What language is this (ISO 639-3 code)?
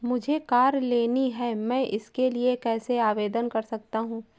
hin